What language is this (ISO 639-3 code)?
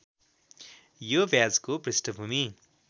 nep